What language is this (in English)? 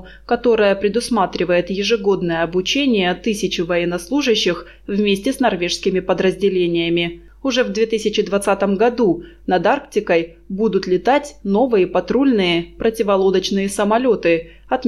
Russian